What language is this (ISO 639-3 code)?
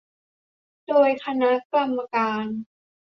tha